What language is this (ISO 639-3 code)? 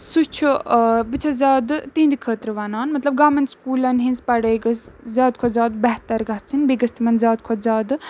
kas